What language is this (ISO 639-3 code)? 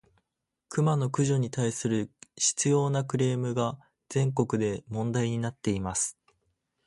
jpn